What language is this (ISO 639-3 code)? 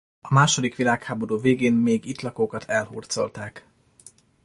hun